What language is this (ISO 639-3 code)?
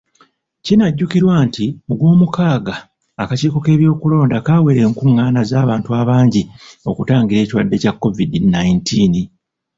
lug